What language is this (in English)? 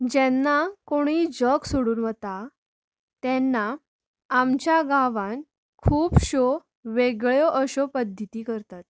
Konkani